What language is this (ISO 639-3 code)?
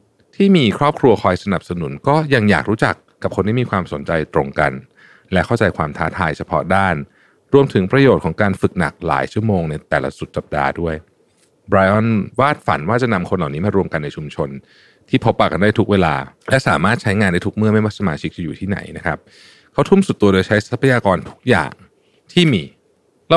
tha